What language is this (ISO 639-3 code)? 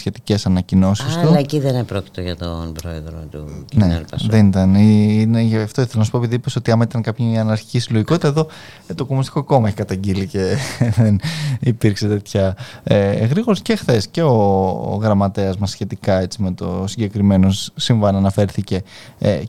ell